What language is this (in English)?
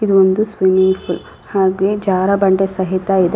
Kannada